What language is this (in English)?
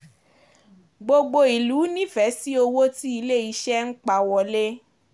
Yoruba